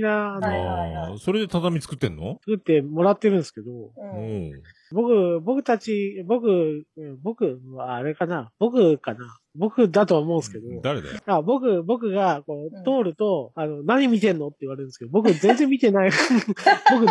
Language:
Japanese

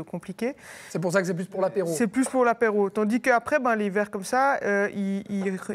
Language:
French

